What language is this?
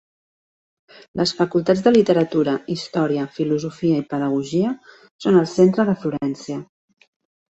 Catalan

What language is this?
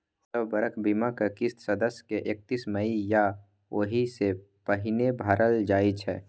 Maithili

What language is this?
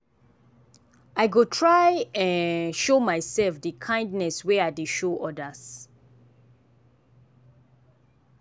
Nigerian Pidgin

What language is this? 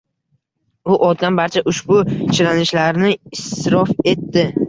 Uzbek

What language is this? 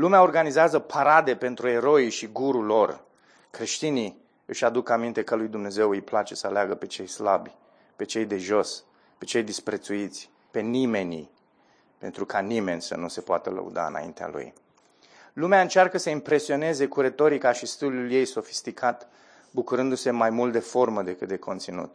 Romanian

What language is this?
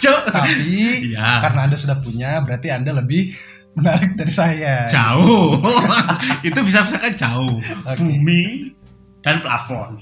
Indonesian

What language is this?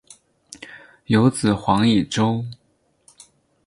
Chinese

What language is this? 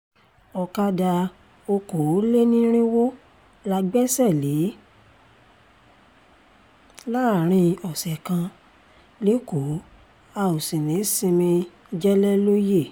Yoruba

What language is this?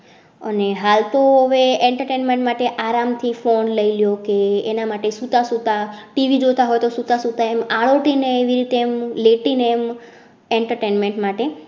Gujarati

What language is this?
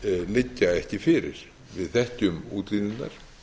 Icelandic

